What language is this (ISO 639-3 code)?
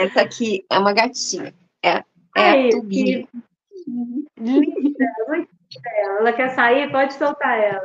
por